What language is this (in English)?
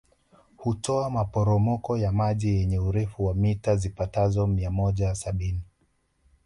Swahili